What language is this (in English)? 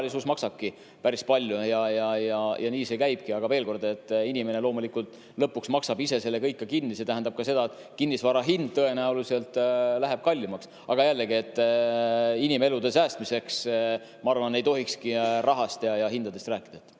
Estonian